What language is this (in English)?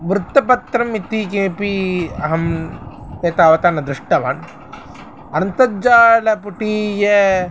Sanskrit